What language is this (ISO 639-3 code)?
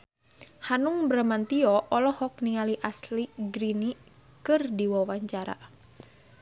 sun